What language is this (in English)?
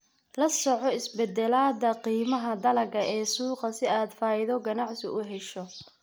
Somali